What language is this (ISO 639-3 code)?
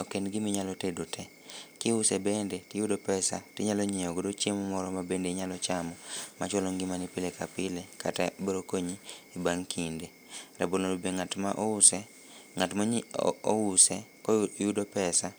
luo